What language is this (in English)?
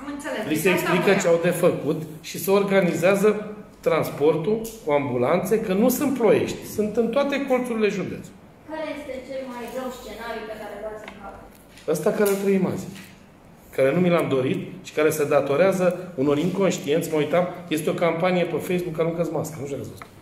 Romanian